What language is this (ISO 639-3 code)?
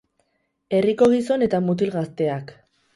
eus